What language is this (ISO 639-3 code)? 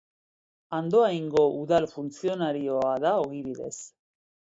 eus